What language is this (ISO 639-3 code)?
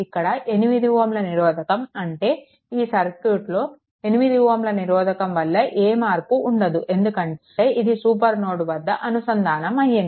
tel